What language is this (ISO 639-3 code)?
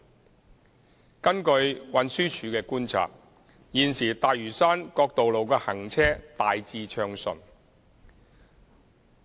yue